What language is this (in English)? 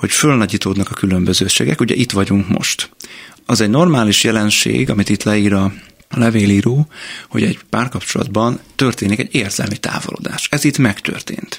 Hungarian